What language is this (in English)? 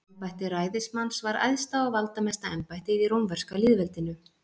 Icelandic